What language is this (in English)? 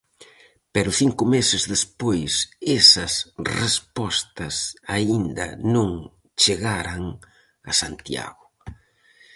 Galician